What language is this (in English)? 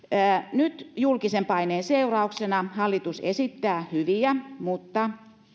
Finnish